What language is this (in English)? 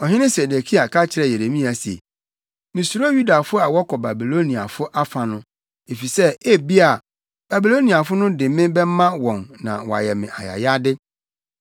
Akan